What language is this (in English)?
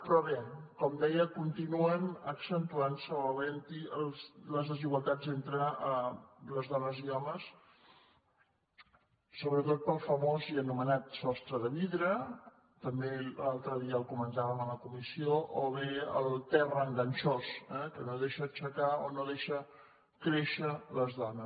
Catalan